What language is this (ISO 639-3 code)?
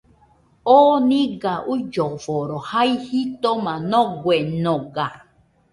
hux